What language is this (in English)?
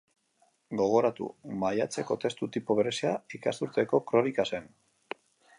Basque